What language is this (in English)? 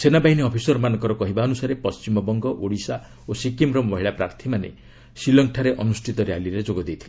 Odia